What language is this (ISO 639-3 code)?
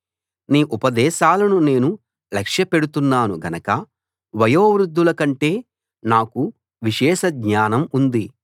tel